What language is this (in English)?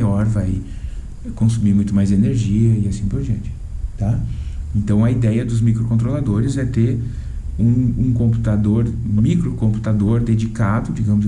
Portuguese